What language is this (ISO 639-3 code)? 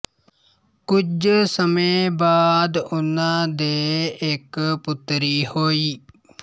pan